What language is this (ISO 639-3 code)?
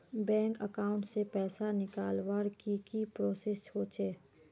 mag